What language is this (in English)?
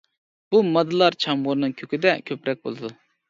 Uyghur